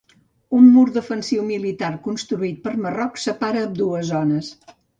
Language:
Catalan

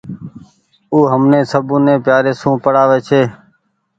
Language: Goaria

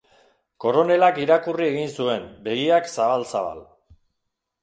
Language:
Basque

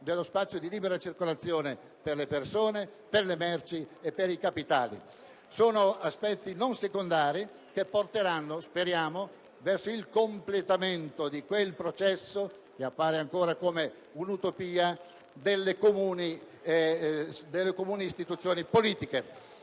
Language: Italian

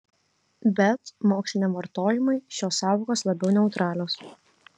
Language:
Lithuanian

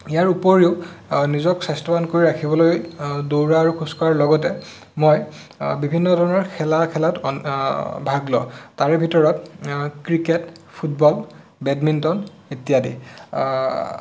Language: Assamese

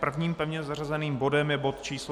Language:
Czech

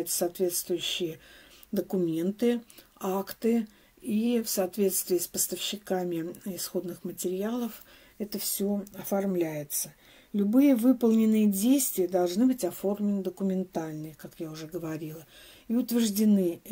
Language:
Russian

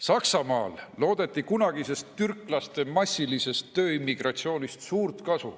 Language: Estonian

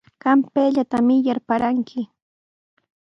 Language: Sihuas Ancash Quechua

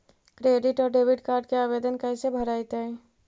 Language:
Magahi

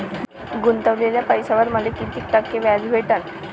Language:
Marathi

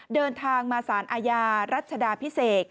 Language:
Thai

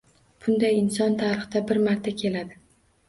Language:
Uzbek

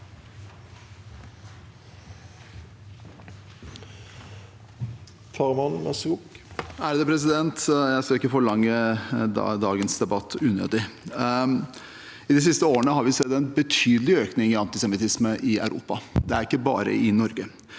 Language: Norwegian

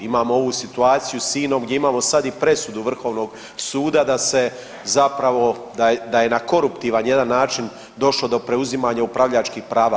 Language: Croatian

